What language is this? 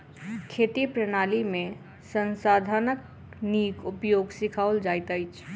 Maithili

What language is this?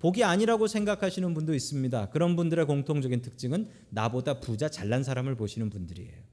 Korean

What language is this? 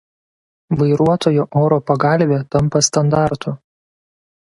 Lithuanian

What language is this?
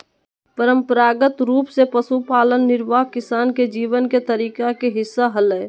Magahi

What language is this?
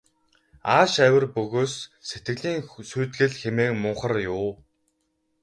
Mongolian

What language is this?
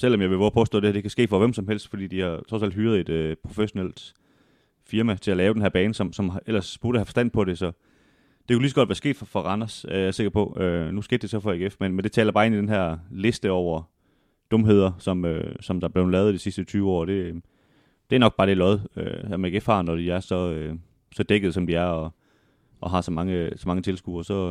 Danish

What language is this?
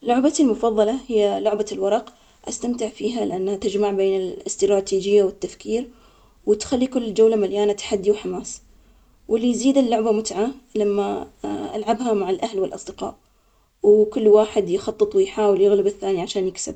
Omani Arabic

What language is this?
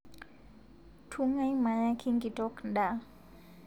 Masai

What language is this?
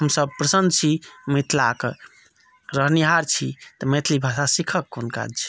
Maithili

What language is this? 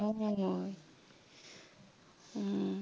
Assamese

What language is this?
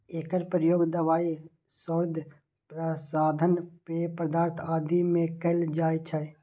Maithili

